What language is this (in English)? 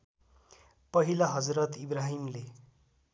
Nepali